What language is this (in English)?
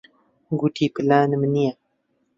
Central Kurdish